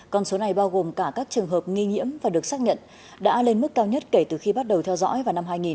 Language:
Vietnamese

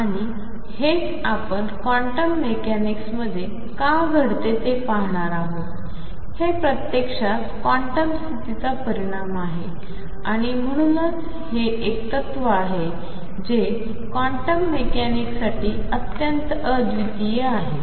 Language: Marathi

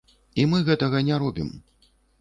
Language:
Belarusian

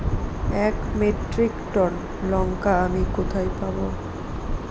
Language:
Bangla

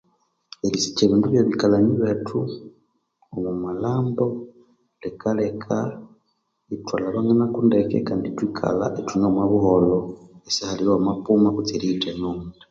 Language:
Konzo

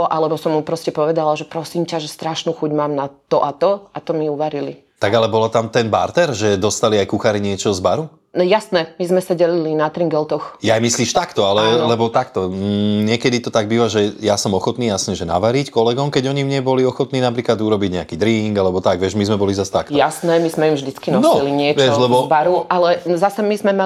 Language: Slovak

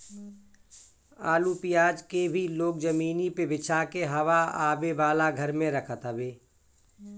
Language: Bhojpuri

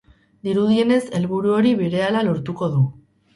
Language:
Basque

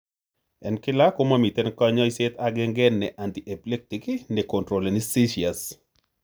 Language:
Kalenjin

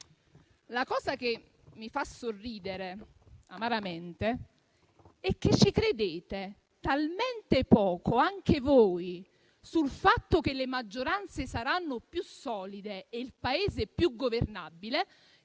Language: Italian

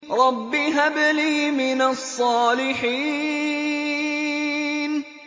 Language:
Arabic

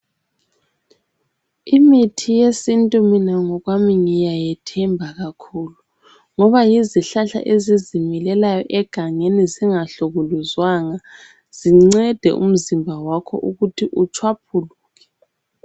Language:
North Ndebele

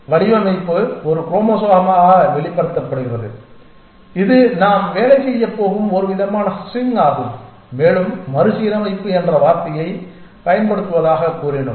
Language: Tamil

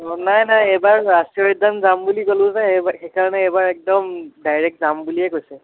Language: Assamese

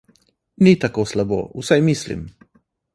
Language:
Slovenian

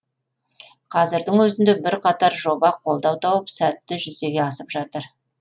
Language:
Kazakh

